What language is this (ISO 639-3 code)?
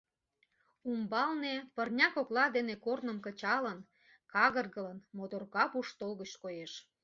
chm